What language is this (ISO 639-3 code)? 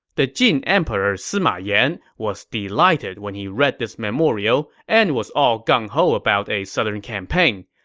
eng